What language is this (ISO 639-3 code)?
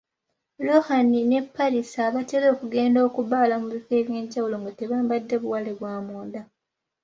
lug